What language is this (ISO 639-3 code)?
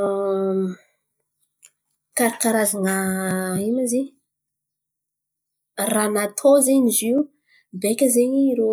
xmv